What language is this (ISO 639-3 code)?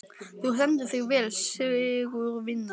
isl